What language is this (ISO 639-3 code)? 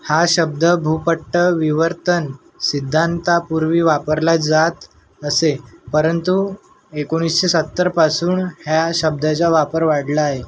mar